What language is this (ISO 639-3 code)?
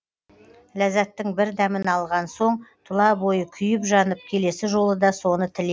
kaz